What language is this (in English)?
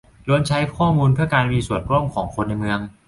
Thai